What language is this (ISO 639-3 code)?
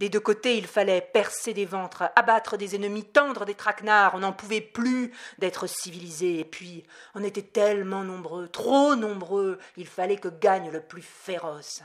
fra